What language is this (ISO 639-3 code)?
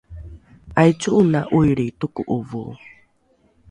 dru